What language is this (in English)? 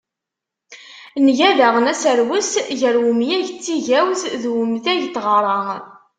Kabyle